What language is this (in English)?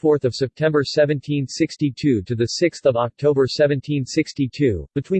English